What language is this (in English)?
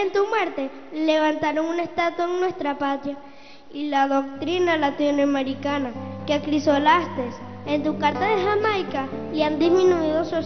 Spanish